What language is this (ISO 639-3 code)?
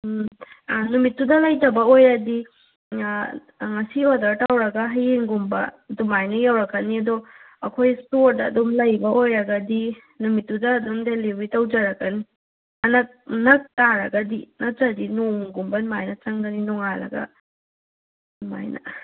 mni